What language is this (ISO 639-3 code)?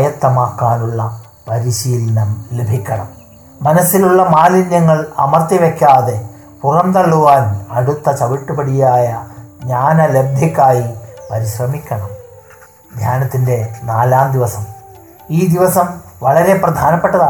mal